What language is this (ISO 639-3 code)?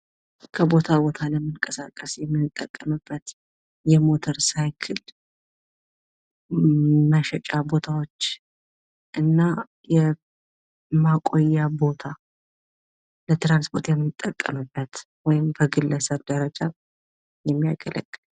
amh